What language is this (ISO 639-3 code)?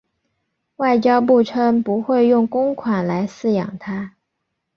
zho